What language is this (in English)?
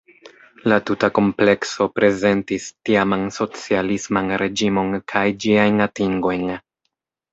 Esperanto